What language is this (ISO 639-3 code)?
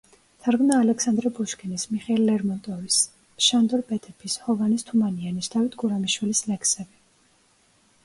kat